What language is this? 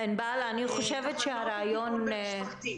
Hebrew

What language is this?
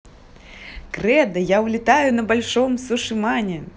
Russian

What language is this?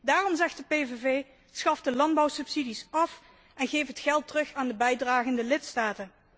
Dutch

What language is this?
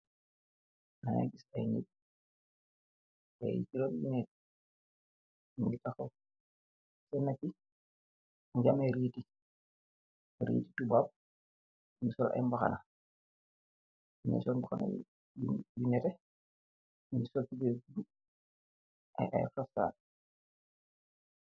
Wolof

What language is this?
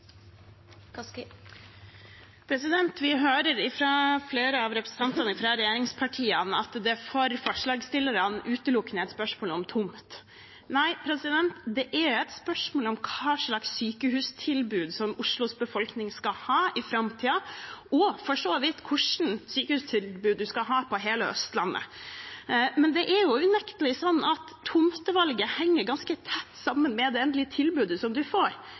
Norwegian Bokmål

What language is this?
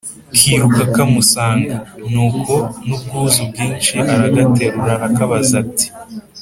Kinyarwanda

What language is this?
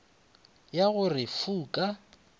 Northern Sotho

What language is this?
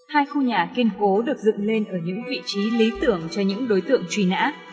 Vietnamese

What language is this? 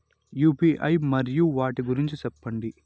Telugu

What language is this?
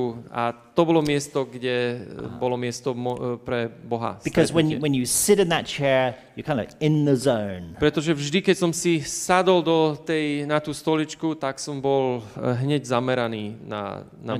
Slovak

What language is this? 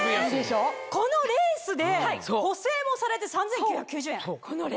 Japanese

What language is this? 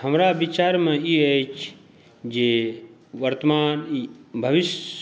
Maithili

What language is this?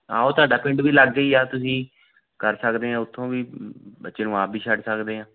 Punjabi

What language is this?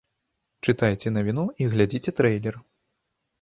Belarusian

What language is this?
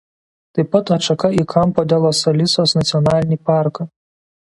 Lithuanian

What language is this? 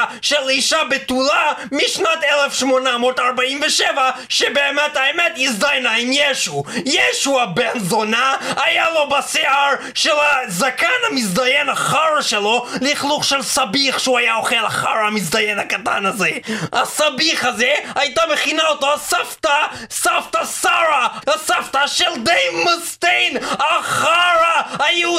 Hebrew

